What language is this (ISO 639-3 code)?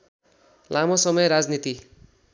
nep